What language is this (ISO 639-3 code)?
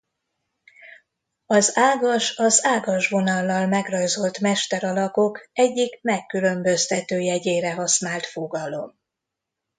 hun